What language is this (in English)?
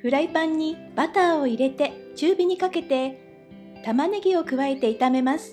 Japanese